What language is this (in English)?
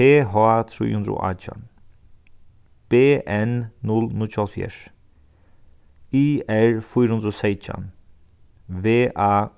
Faroese